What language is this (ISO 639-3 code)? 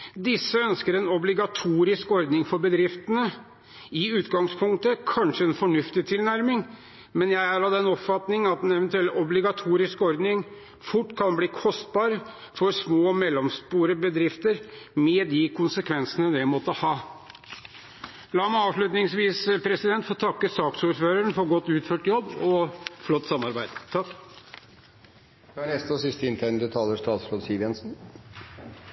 nob